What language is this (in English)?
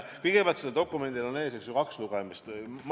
Estonian